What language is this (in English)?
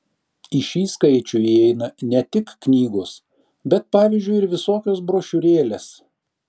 Lithuanian